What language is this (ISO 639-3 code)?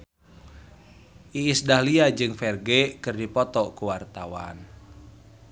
sun